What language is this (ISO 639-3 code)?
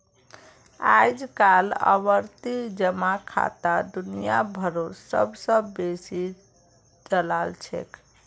mag